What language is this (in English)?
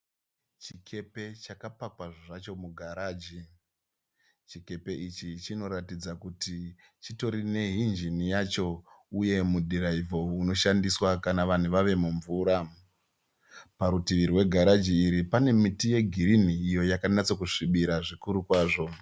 Shona